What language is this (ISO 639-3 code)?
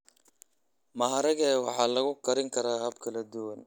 som